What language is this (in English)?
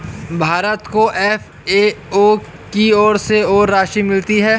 Hindi